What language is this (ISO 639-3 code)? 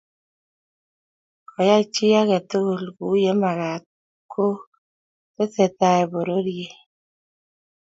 kln